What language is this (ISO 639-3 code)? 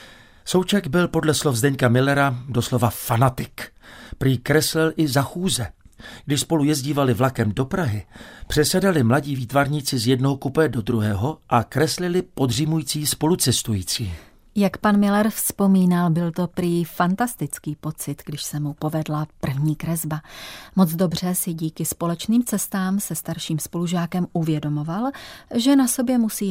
ces